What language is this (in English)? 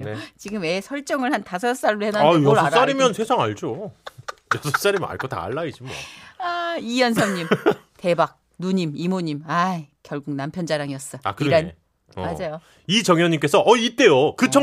Korean